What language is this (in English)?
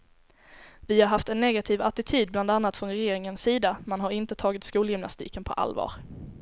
Swedish